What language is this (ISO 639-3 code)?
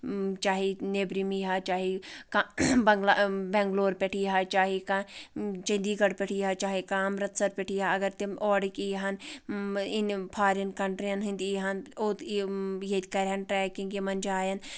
kas